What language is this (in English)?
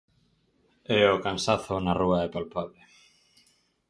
Galician